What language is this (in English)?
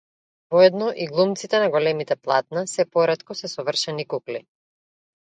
Macedonian